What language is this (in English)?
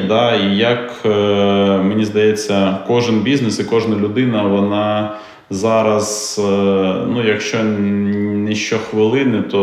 Ukrainian